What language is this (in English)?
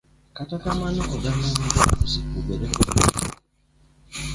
Luo (Kenya and Tanzania)